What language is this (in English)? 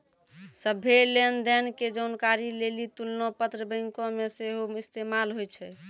Maithili